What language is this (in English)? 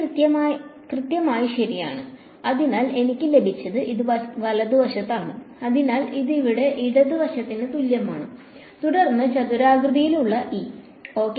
Malayalam